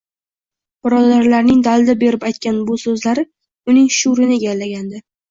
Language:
Uzbek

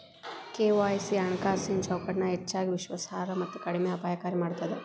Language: Kannada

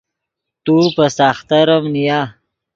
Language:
Yidgha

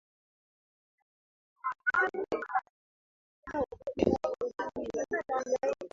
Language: Swahili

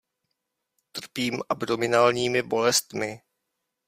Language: Czech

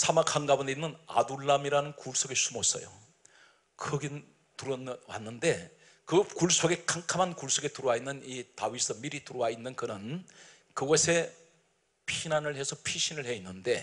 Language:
Korean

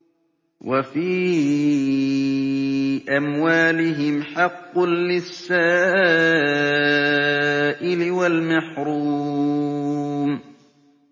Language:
Arabic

